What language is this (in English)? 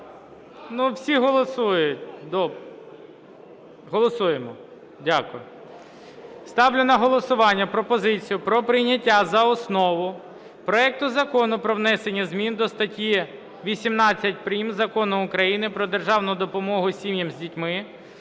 Ukrainian